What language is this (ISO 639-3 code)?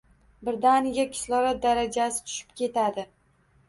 uzb